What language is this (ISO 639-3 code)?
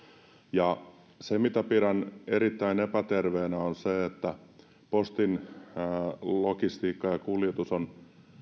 fin